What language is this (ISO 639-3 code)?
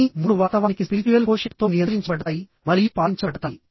tel